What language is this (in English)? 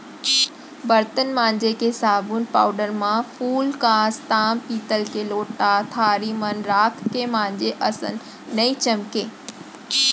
Chhattisgarhi